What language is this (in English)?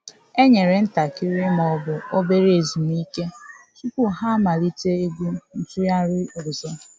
Igbo